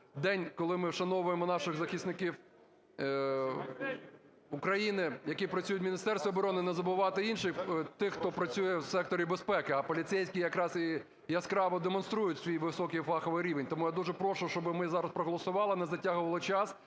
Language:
Ukrainian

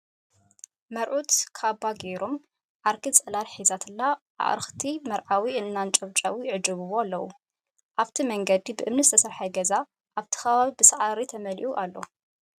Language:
Tigrinya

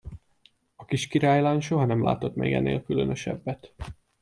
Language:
Hungarian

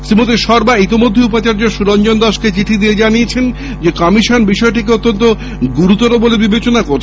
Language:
Bangla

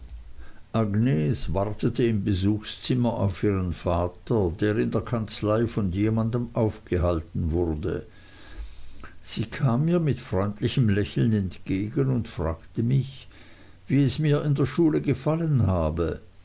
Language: German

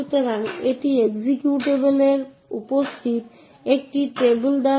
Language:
Bangla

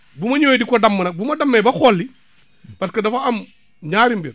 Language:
Wolof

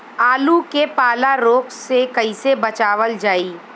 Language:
Bhojpuri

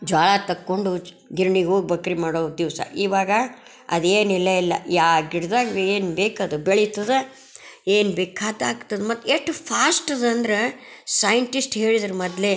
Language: Kannada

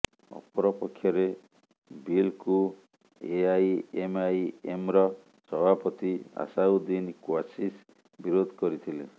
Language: Odia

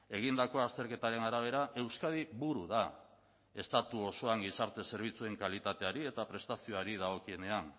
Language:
Basque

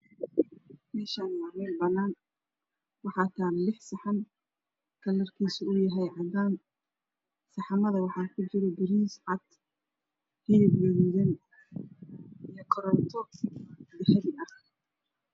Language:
Somali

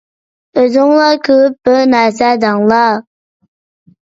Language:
Uyghur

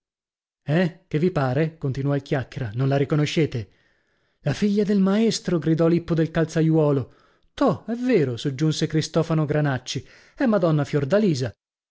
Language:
Italian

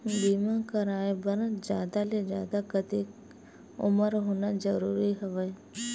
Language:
Chhattisgarhi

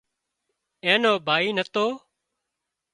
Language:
Wadiyara Koli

